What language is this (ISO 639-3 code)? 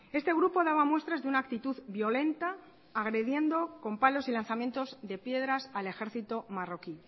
spa